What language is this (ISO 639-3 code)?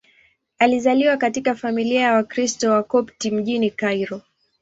swa